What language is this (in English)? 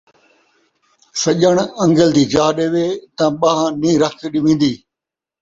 Saraiki